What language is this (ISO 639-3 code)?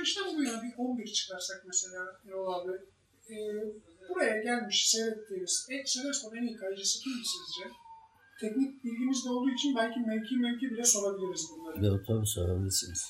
tur